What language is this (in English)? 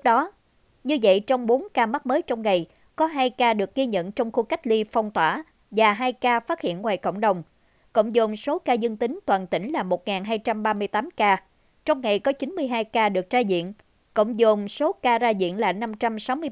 Vietnamese